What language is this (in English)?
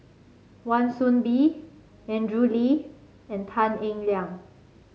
English